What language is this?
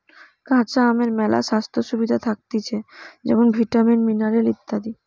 Bangla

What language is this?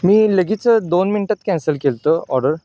Marathi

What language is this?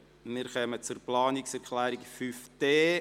Swiss German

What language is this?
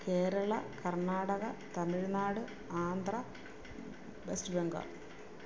Malayalam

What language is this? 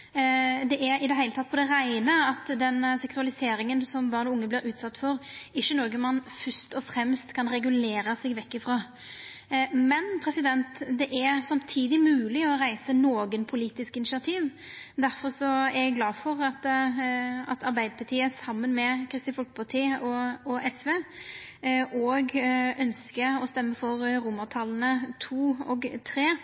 Norwegian Nynorsk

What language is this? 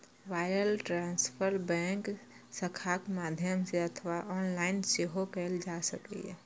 Maithili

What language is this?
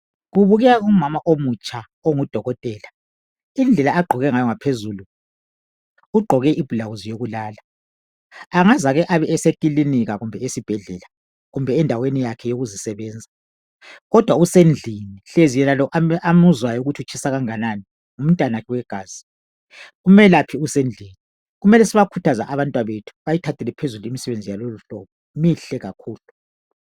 North Ndebele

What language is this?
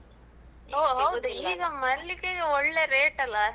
Kannada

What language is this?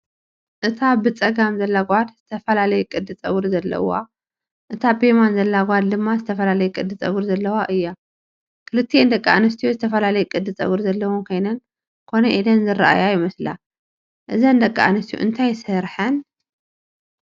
Tigrinya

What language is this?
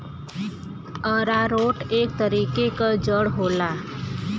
Bhojpuri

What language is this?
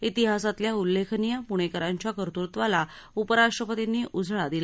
Marathi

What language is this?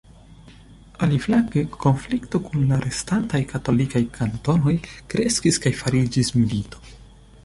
Esperanto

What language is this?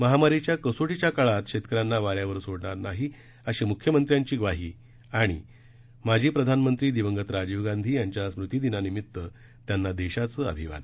Marathi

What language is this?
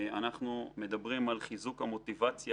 Hebrew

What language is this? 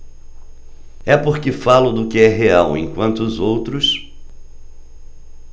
Portuguese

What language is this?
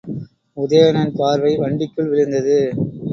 Tamil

